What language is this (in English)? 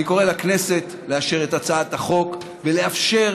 Hebrew